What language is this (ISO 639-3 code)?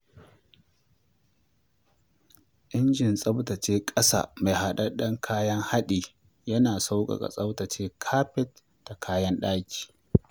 hau